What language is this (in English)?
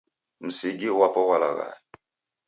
Taita